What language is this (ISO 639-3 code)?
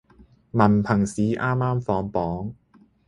yue